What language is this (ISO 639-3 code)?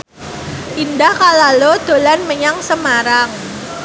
jav